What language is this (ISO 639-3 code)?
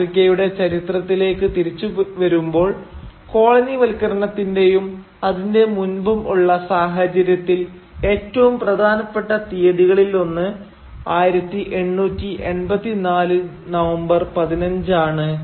mal